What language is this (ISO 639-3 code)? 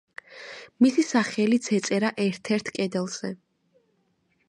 kat